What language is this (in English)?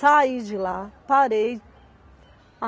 Portuguese